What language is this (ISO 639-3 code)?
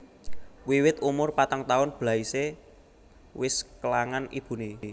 jav